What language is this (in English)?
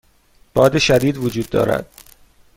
Persian